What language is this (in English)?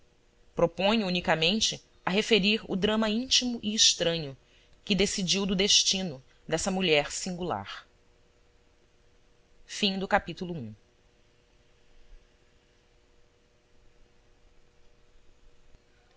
Portuguese